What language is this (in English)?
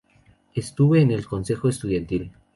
Spanish